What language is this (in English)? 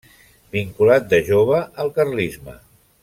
Catalan